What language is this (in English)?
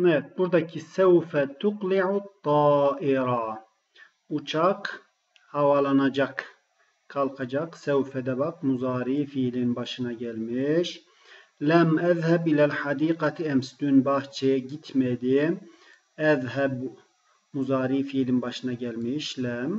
Turkish